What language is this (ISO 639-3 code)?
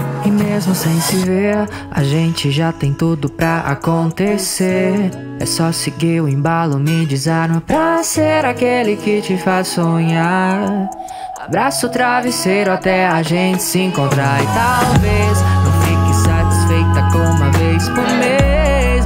por